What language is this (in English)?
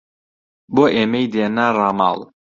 Central Kurdish